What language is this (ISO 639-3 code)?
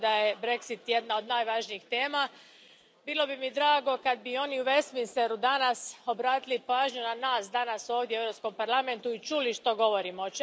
hrv